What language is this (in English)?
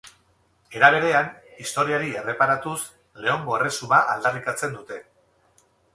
Basque